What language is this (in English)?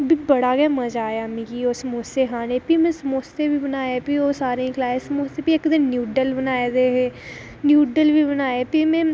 Dogri